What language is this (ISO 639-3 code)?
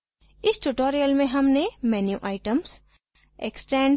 hin